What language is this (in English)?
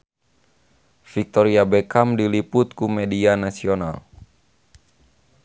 Sundanese